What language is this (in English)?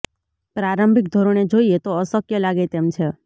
Gujarati